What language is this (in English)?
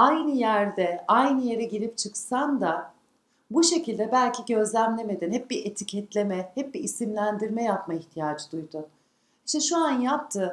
Turkish